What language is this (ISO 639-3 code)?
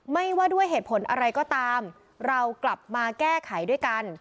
tha